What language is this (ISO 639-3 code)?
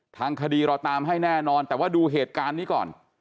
tha